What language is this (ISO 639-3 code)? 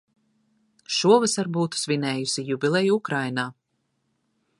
lav